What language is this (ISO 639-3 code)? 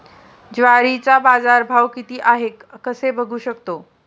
mar